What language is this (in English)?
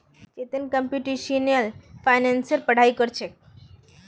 Magahi